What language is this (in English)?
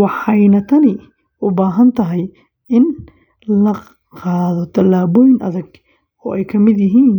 Somali